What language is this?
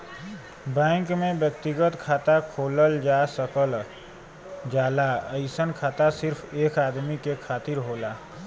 Bhojpuri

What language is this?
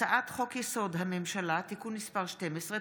Hebrew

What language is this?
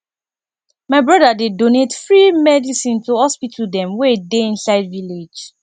Nigerian Pidgin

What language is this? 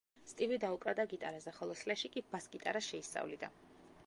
Georgian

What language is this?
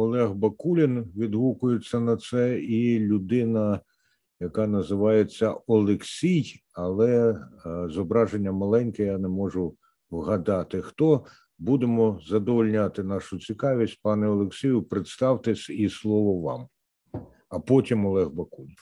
Ukrainian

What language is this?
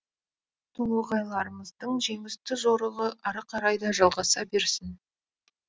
Kazakh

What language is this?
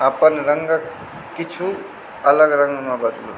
Maithili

